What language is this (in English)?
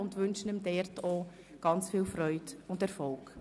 Swiss German